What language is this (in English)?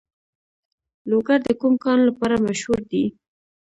Pashto